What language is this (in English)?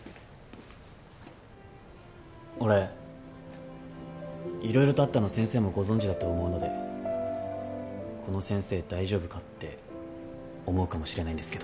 Japanese